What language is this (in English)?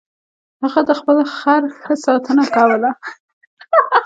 Pashto